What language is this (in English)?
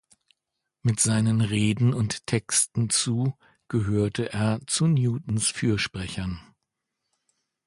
German